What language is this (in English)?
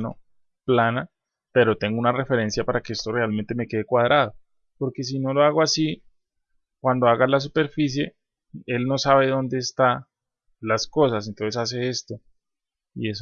Spanish